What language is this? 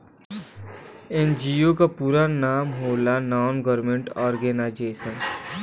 Bhojpuri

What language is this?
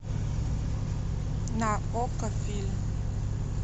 Russian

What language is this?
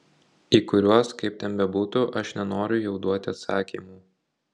Lithuanian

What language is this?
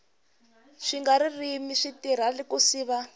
Tsonga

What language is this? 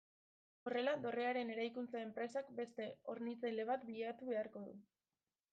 Basque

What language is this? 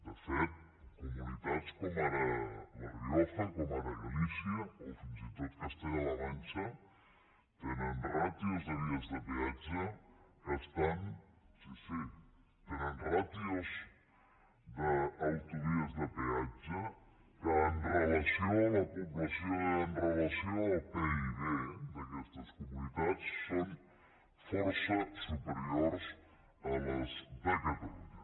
Catalan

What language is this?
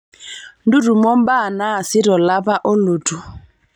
Masai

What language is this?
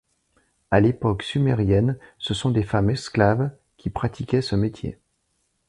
French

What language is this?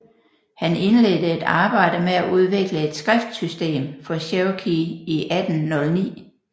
Danish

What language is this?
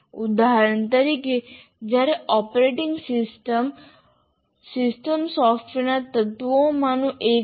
Gujarati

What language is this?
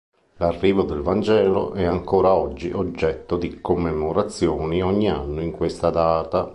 Italian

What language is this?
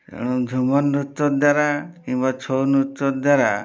Odia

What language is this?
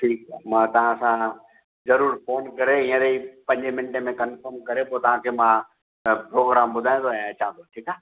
Sindhi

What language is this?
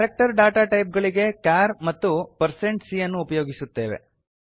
Kannada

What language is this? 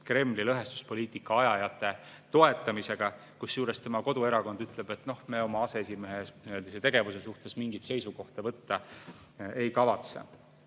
Estonian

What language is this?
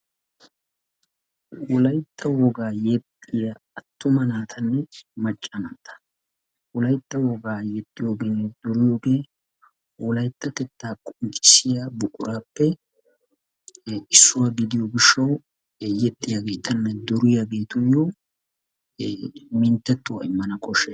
Wolaytta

